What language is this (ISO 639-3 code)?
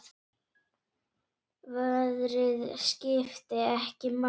isl